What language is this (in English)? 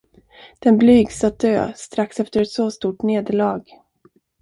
Swedish